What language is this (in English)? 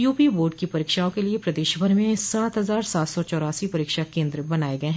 Hindi